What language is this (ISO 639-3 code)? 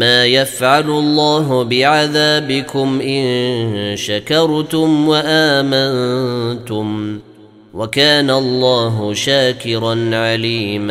ara